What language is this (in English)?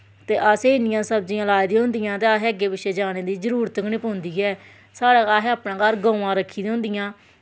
Dogri